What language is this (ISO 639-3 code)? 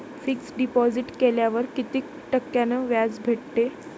mar